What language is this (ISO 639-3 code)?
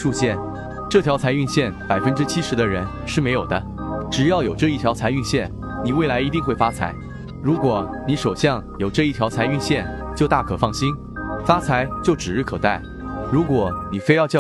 zho